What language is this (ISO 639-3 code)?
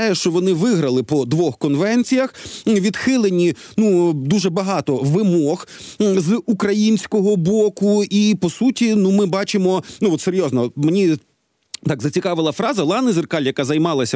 ukr